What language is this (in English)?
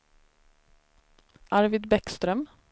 Swedish